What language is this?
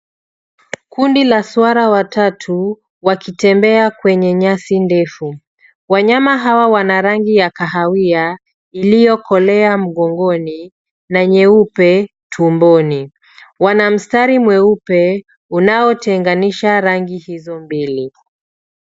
Swahili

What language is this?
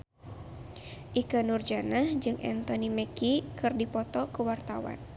Sundanese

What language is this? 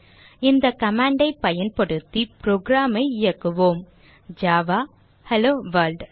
Tamil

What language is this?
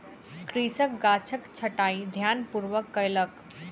Maithili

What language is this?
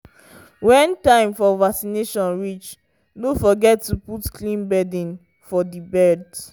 Nigerian Pidgin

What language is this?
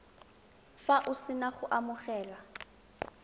Tswana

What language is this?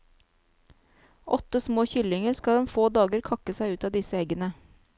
Norwegian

